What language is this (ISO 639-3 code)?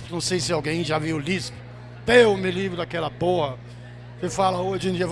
por